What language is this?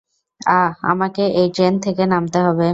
Bangla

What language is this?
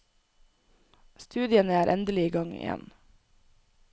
Norwegian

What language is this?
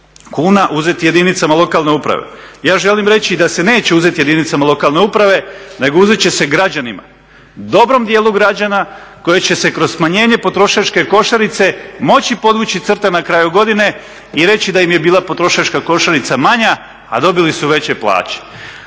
Croatian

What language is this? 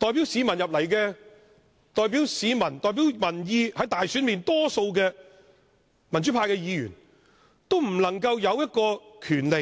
Cantonese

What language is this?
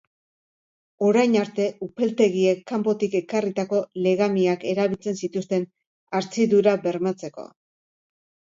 Basque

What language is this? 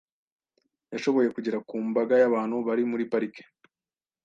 Kinyarwanda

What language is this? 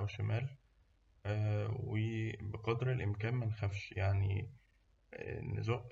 Egyptian Arabic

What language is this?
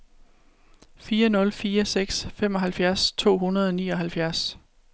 Danish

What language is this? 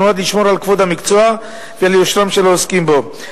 Hebrew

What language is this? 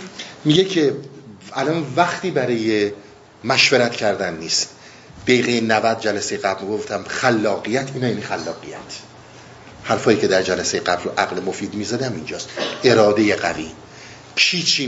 Persian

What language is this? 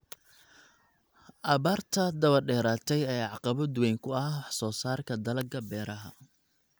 Somali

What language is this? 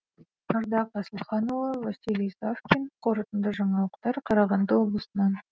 Kazakh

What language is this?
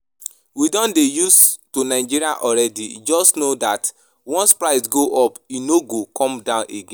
Nigerian Pidgin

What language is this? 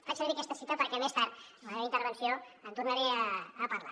Catalan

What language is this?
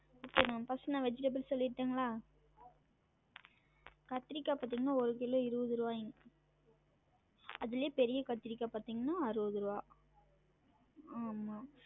Tamil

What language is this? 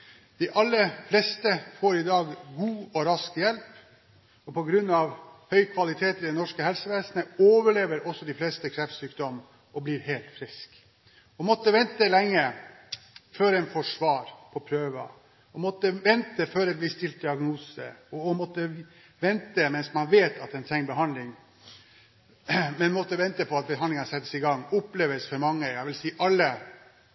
Norwegian Bokmål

